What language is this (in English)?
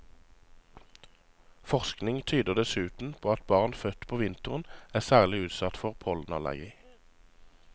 Norwegian